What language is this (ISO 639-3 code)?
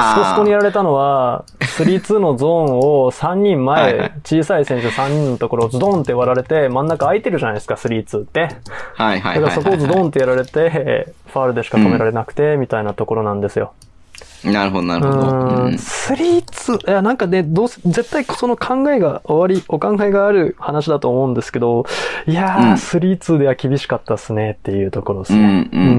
jpn